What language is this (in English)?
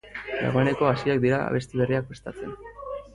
Basque